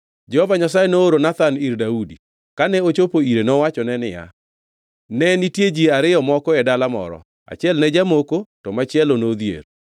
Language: Luo (Kenya and Tanzania)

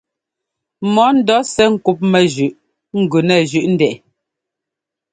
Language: Ngomba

